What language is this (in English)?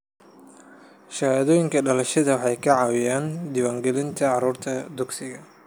Somali